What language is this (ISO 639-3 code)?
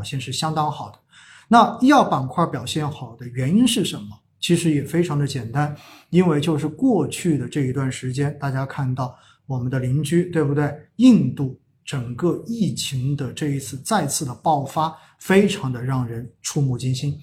zho